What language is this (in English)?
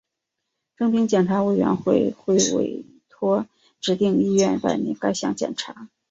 Chinese